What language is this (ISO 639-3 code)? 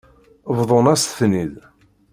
kab